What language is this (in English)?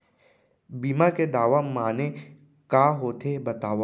Chhattisgarhi